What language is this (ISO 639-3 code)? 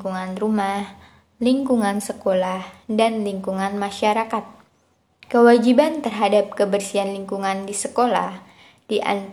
ind